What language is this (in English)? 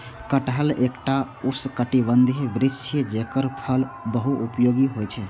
Maithili